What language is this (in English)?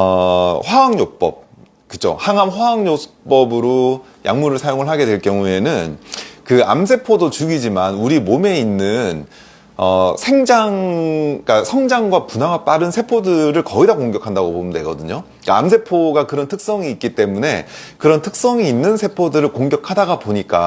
Korean